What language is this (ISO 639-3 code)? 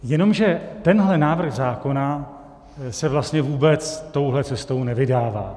ces